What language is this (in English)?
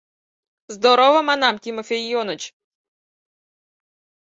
Mari